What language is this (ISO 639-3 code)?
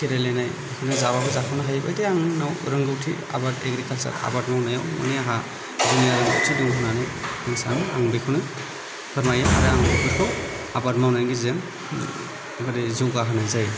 brx